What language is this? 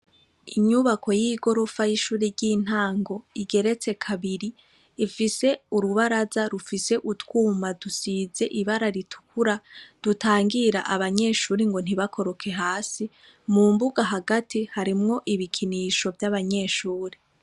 Rundi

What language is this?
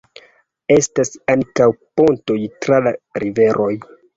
Esperanto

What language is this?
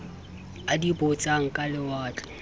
Southern Sotho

